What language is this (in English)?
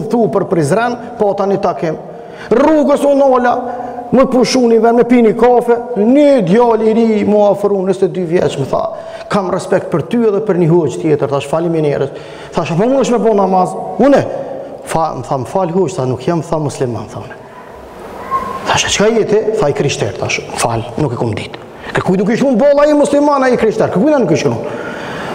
Romanian